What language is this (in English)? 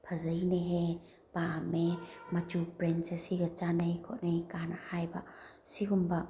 Manipuri